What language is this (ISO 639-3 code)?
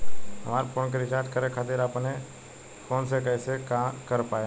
bho